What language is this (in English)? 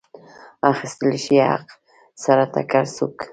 Pashto